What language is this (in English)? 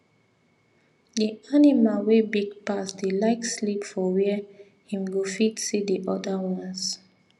Nigerian Pidgin